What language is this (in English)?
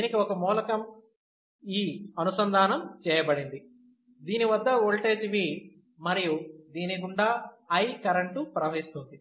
Telugu